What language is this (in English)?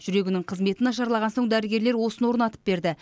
Kazakh